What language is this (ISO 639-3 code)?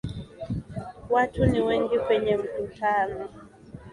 swa